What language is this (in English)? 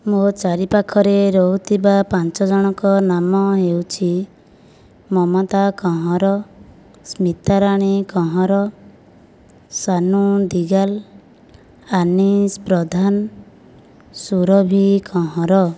Odia